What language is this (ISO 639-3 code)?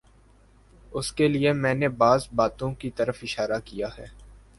urd